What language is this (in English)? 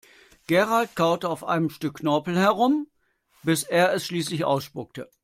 German